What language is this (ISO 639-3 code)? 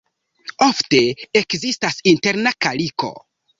epo